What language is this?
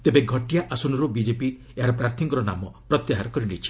Odia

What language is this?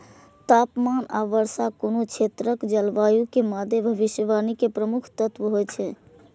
Maithili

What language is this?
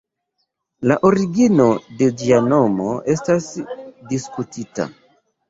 Esperanto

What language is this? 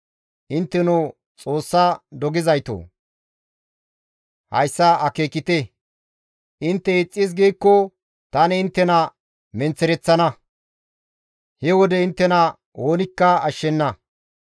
Gamo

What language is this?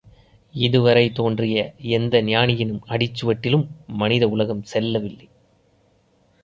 Tamil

